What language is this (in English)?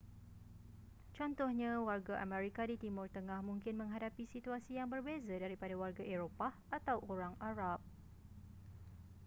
Malay